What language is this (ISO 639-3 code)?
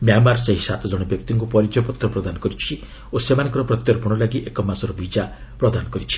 ori